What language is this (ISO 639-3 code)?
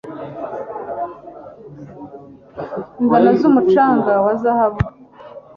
kin